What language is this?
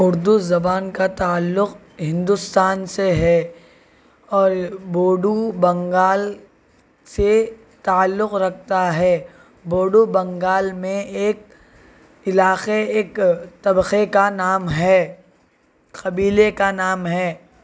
Urdu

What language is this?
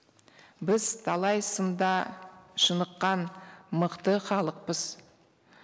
Kazakh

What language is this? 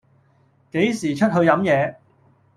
Cantonese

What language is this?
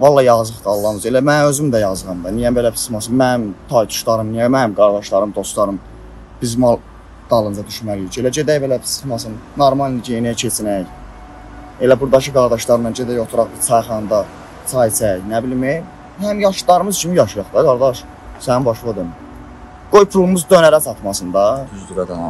Turkish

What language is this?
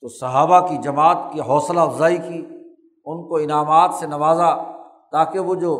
Urdu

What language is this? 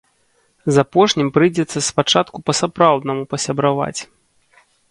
Belarusian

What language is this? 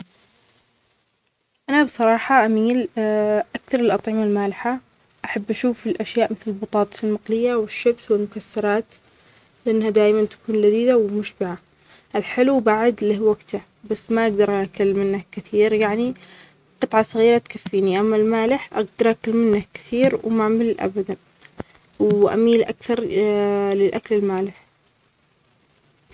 Omani Arabic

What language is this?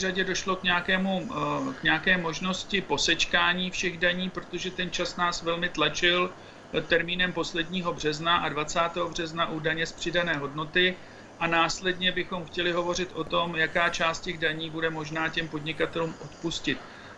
Czech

